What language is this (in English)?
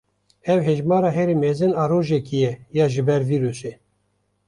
Kurdish